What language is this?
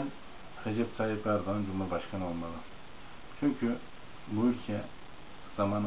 Turkish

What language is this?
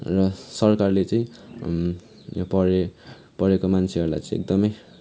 Nepali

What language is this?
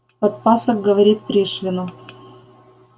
Russian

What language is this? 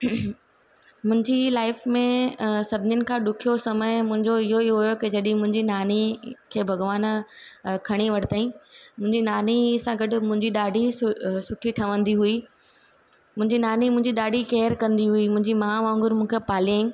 Sindhi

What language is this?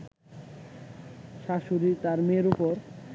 Bangla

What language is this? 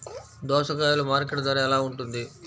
Telugu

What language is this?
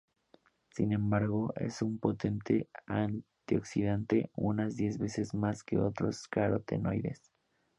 Spanish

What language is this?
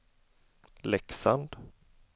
Swedish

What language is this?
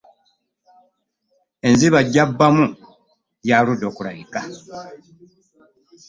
Ganda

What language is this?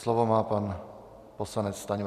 Czech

